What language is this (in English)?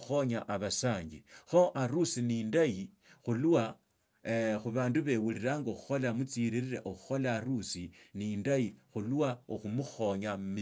Tsotso